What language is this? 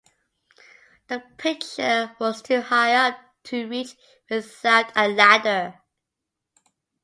English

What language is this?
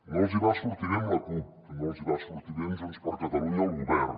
Catalan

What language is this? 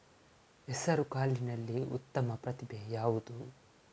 Kannada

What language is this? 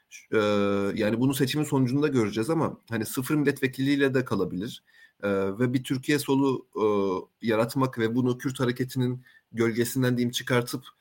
Turkish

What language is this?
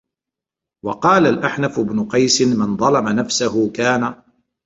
Arabic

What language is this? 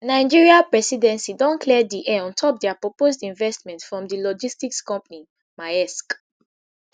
Nigerian Pidgin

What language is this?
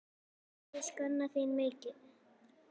Icelandic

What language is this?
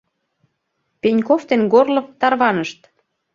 Mari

